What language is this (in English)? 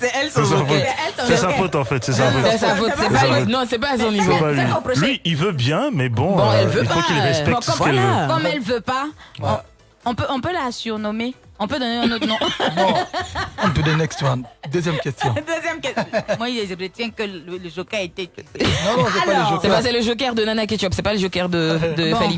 French